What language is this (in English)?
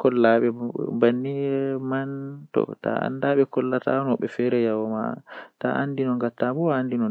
Western Niger Fulfulde